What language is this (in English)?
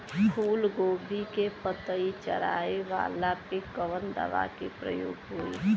Bhojpuri